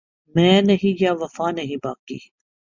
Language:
Urdu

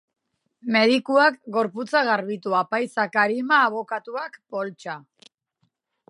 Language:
Basque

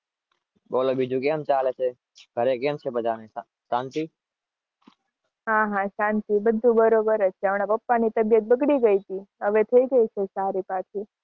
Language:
Gujarati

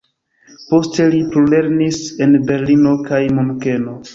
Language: Esperanto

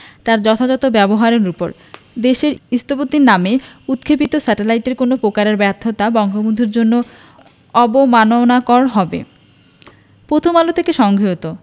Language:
Bangla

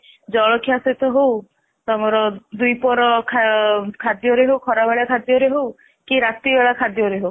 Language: Odia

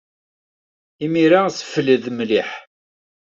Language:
Kabyle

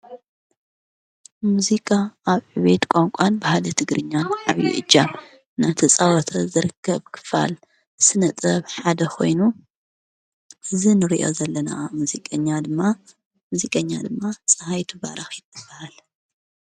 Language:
Tigrinya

